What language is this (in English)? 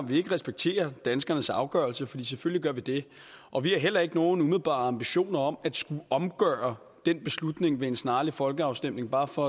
Danish